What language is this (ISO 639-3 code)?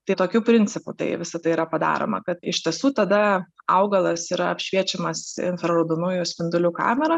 lit